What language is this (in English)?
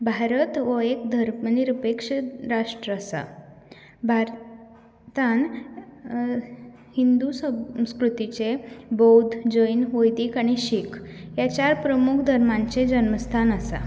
Konkani